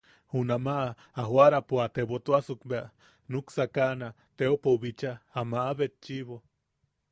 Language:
Yaqui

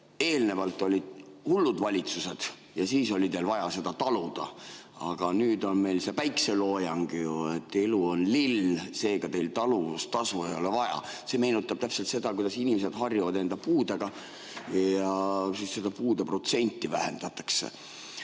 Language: Estonian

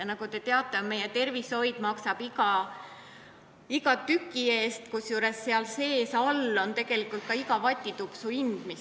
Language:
Estonian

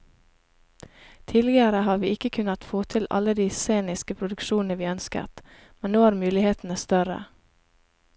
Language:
Norwegian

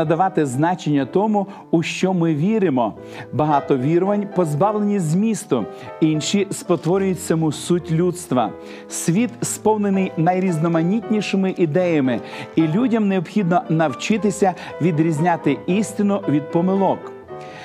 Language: Ukrainian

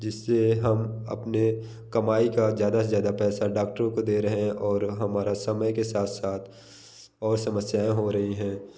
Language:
Hindi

